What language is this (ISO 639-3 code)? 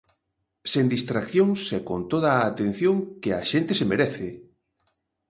glg